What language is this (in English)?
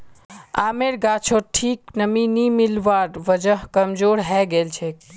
Magahi